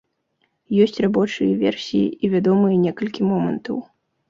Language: Belarusian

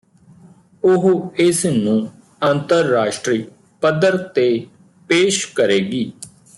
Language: Punjabi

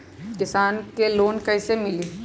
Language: Magahi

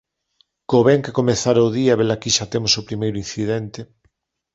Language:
Galician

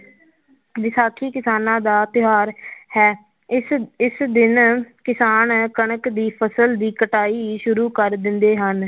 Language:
Punjabi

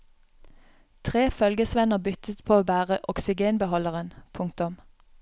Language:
Norwegian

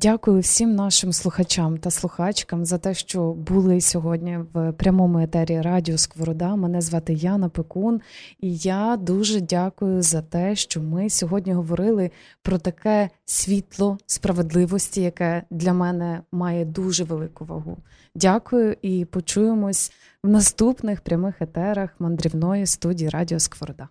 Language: Ukrainian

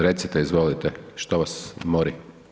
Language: Croatian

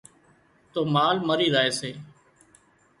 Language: Wadiyara Koli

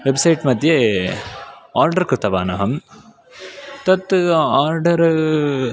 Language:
Sanskrit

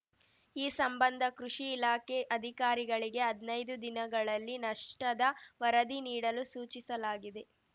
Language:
Kannada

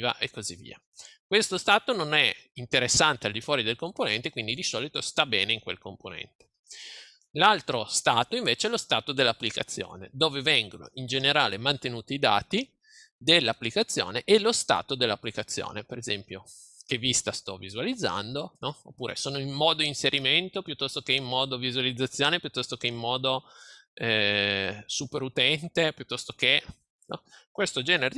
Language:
Italian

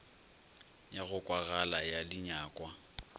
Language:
Northern Sotho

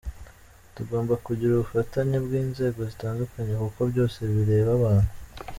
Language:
Kinyarwanda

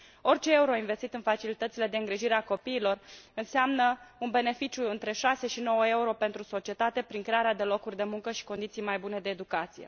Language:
Romanian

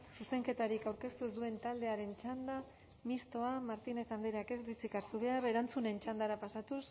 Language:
Basque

